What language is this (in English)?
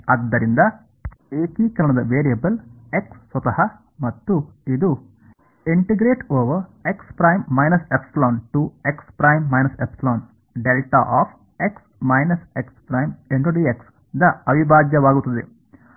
Kannada